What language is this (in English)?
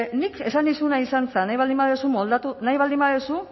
Basque